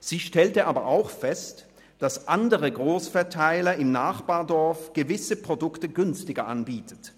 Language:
Swiss German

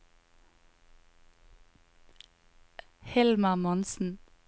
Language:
Norwegian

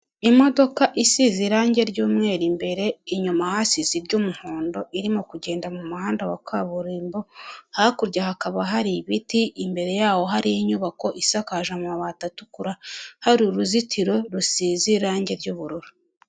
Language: Kinyarwanda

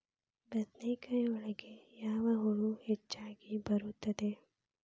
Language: Kannada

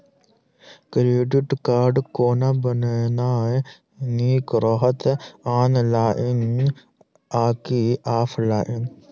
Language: Maithili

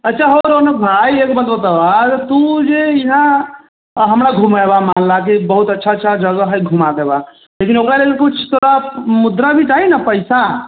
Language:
Maithili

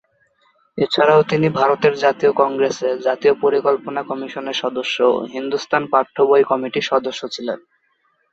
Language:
Bangla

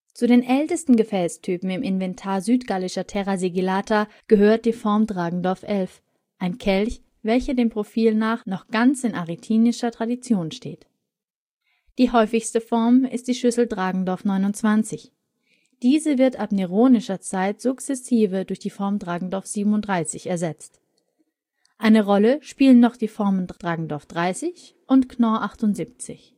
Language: German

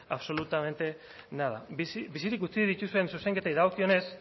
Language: Basque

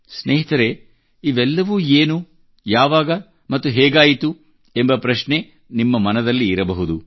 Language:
Kannada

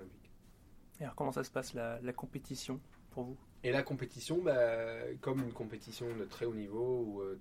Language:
French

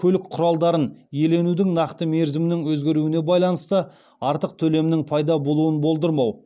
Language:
Kazakh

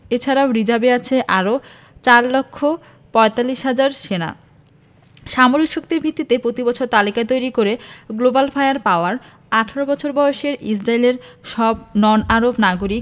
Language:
Bangla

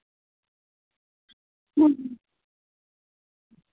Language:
Santali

